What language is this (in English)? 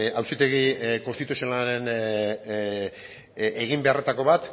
Basque